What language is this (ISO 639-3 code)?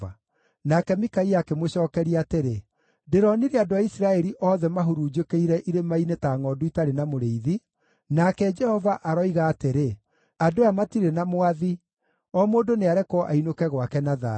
kik